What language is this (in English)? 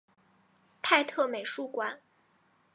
Chinese